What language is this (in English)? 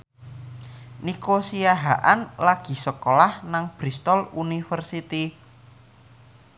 Javanese